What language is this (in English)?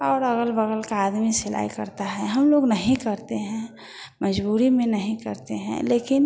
Hindi